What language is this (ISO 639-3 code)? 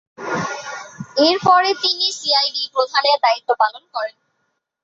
ben